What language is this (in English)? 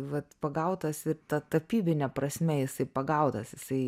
Lithuanian